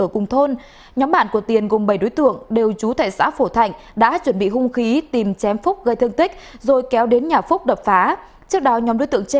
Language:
Vietnamese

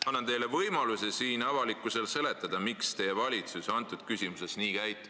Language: Estonian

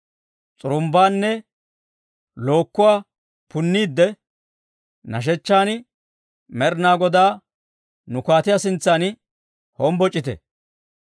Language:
Dawro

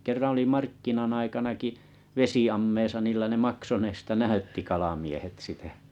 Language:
Finnish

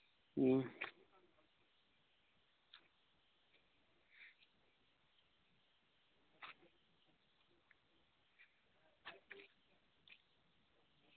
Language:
Santali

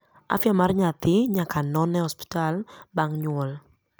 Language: Luo (Kenya and Tanzania)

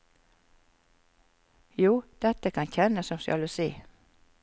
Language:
Norwegian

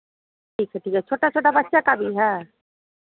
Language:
Hindi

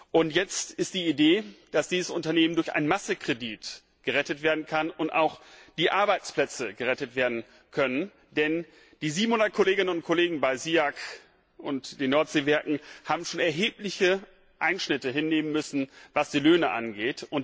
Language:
German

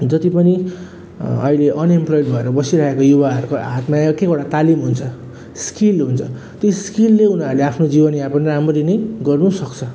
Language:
Nepali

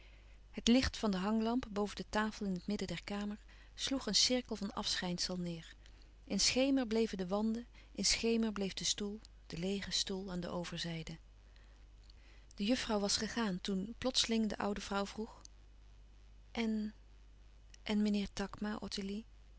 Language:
Dutch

